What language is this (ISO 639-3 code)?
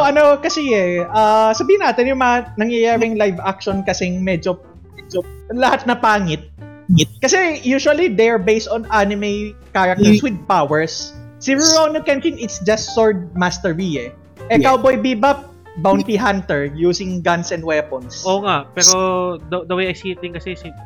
fil